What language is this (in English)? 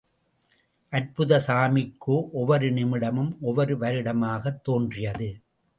Tamil